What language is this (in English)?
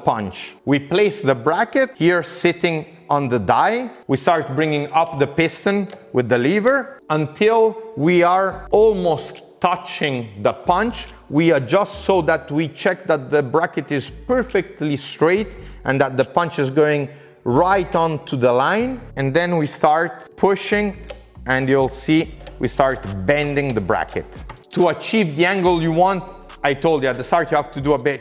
English